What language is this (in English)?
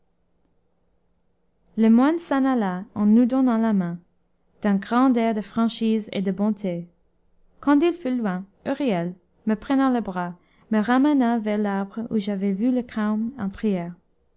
French